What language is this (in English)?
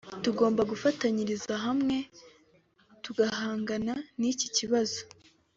Kinyarwanda